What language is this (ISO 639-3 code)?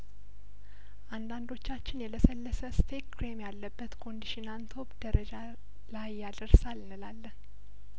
amh